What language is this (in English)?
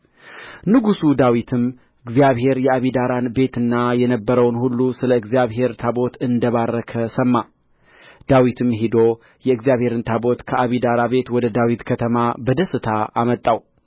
Amharic